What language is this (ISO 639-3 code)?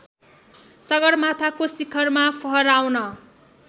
nep